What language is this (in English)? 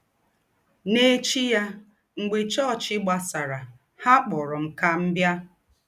Igbo